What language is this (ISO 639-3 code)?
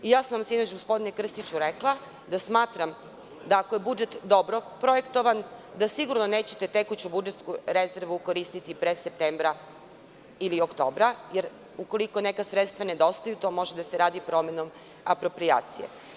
srp